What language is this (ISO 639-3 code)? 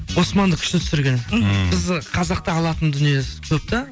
kaz